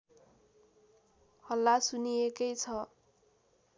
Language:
Nepali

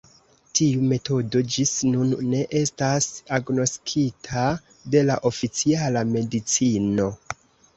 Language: Esperanto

